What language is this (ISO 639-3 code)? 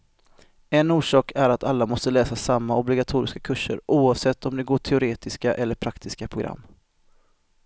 swe